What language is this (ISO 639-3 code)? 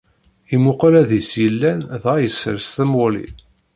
kab